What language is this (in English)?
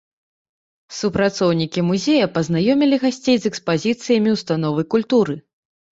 Belarusian